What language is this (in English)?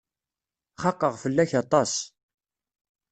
Kabyle